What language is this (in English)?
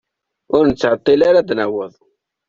Kabyle